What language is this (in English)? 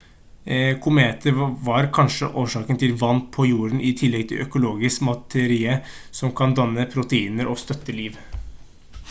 Norwegian Bokmål